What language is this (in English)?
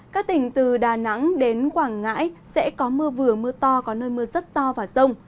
Vietnamese